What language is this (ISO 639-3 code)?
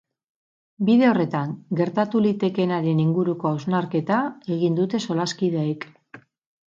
eus